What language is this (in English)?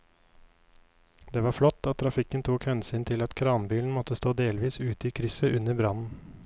Norwegian